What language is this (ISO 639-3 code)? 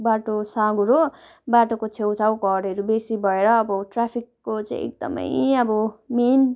nep